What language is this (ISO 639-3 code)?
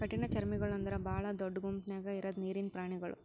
kan